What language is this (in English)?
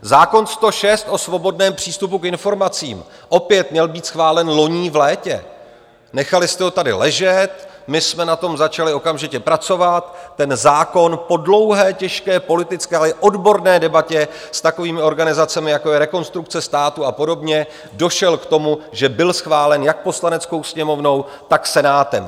Czech